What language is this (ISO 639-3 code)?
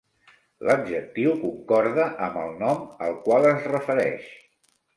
cat